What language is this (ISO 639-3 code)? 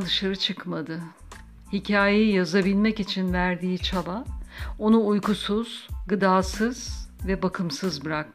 tur